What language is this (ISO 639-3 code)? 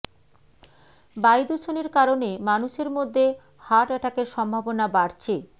ben